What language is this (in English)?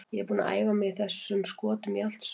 Icelandic